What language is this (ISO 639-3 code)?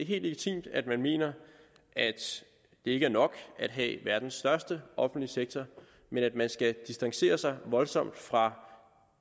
dan